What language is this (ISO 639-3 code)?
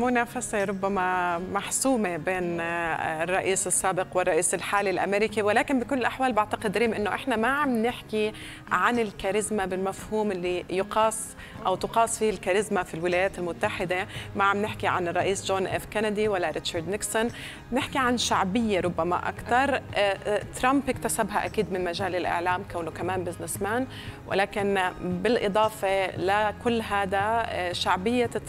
ara